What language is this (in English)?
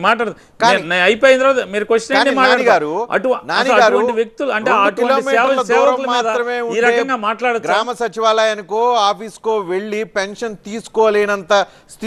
Telugu